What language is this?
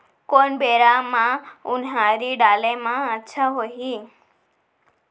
Chhattisgarhi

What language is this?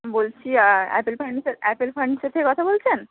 Bangla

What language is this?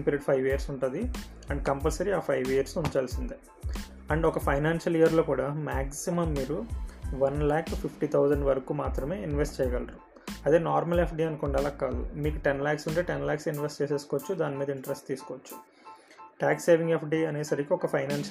Telugu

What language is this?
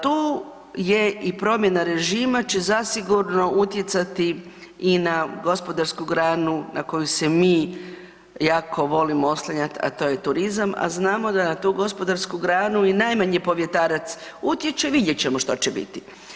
Croatian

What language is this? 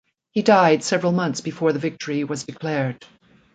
English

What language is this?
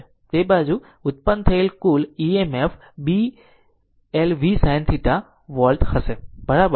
Gujarati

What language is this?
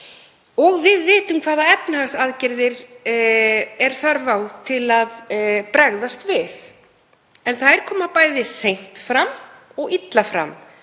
Icelandic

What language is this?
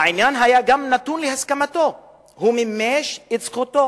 Hebrew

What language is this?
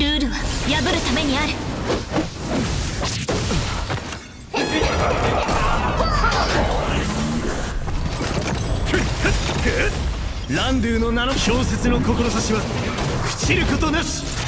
Japanese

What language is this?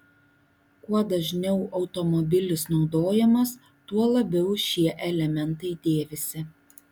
Lithuanian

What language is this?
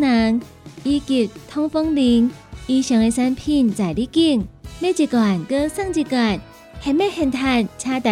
Chinese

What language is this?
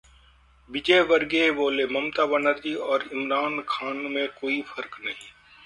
Hindi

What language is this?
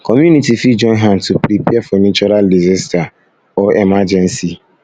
Nigerian Pidgin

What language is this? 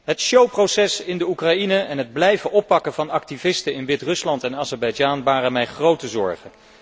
Dutch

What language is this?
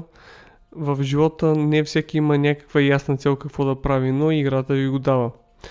Bulgarian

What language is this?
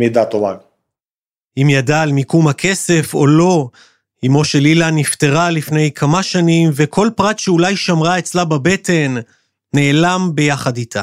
Hebrew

